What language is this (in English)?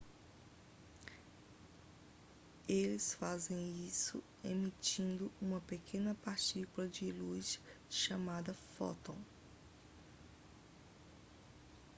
Portuguese